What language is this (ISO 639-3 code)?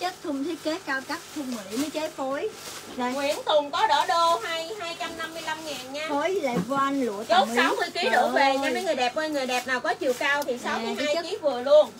vie